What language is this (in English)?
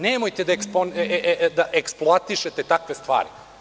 Serbian